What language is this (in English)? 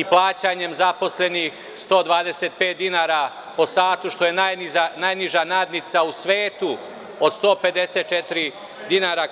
Serbian